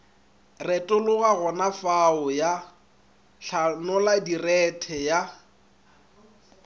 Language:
Northern Sotho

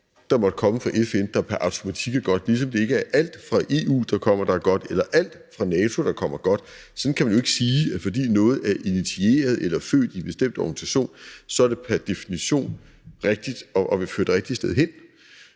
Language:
Danish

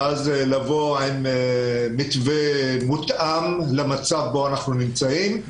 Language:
Hebrew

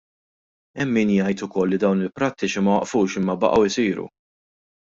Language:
Maltese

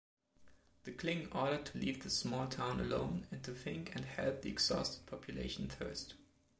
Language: English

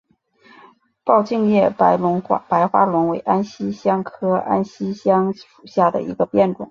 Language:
Chinese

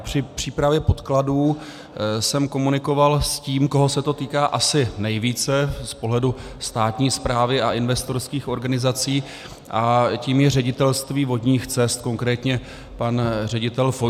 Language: Czech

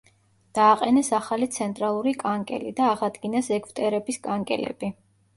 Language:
Georgian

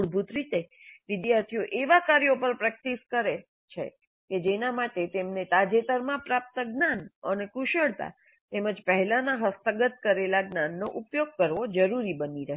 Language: Gujarati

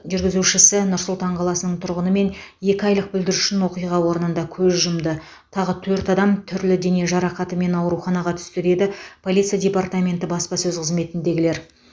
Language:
Kazakh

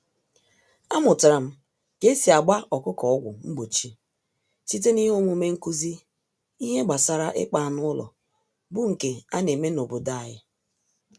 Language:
Igbo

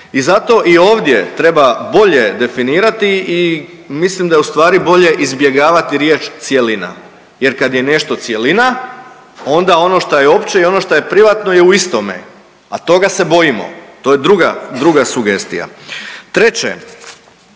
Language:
Croatian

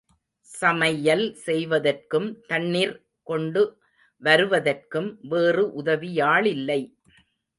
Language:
Tamil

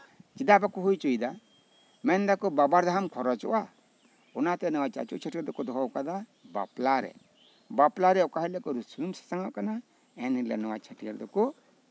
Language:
Santali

